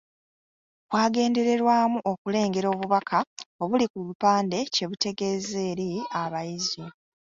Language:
Ganda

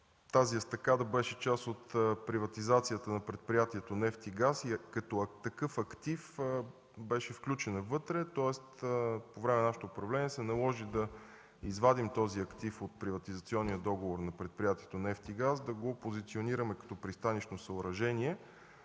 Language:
Bulgarian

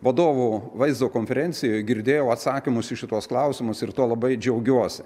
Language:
Lithuanian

